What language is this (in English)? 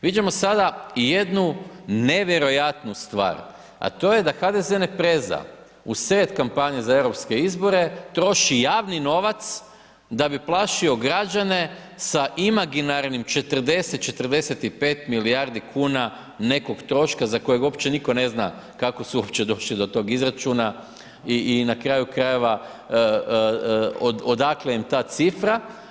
Croatian